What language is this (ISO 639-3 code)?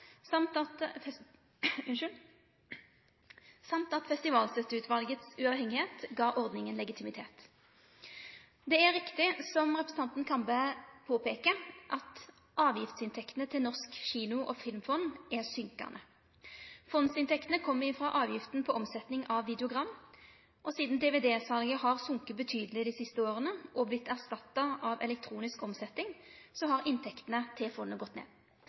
nno